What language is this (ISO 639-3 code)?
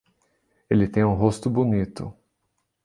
por